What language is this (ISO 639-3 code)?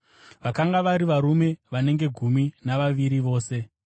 sna